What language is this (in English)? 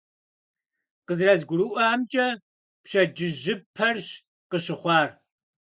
Kabardian